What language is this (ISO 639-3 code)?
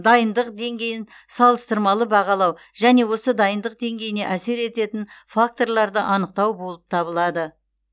kaz